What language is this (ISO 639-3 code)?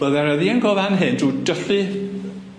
cym